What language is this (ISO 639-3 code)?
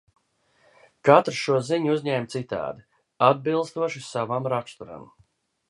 lav